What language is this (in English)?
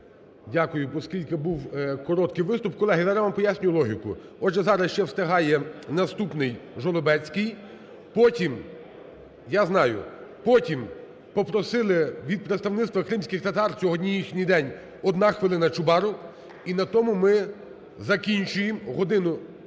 Ukrainian